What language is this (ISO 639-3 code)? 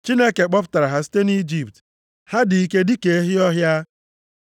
ibo